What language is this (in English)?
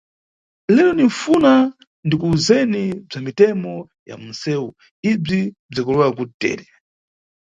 Nyungwe